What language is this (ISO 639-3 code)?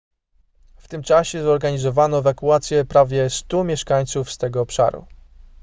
pol